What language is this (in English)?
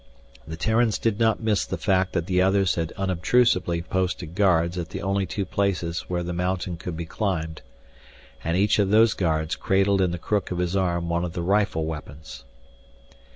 English